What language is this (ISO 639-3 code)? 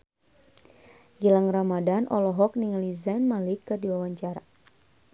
sun